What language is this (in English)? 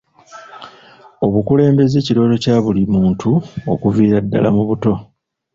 Ganda